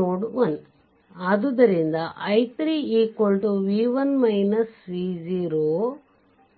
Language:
Kannada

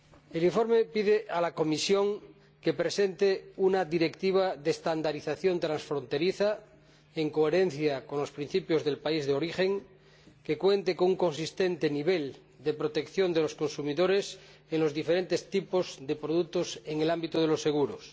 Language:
Spanish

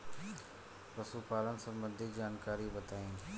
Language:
Bhojpuri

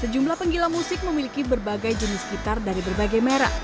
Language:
Indonesian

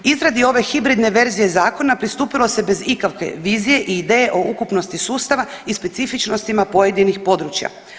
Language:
Croatian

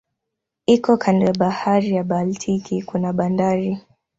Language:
Swahili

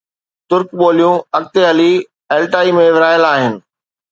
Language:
Sindhi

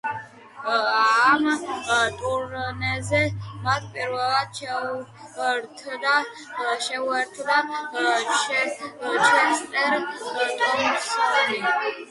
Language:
Georgian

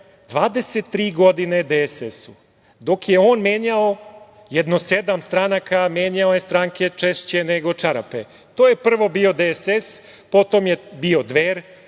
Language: Serbian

